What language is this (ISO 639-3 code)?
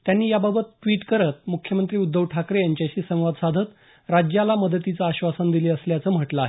mar